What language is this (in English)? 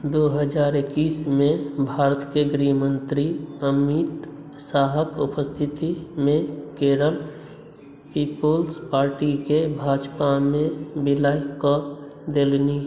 Maithili